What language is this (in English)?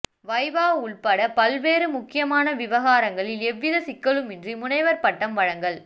Tamil